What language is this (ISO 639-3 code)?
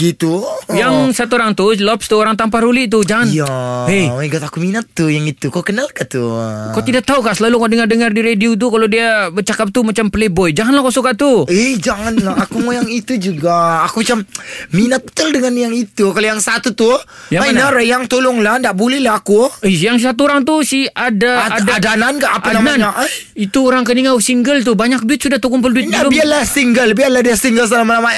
msa